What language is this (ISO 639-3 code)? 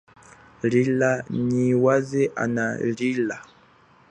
cjk